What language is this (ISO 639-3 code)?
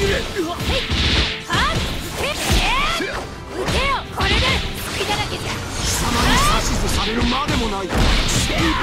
jpn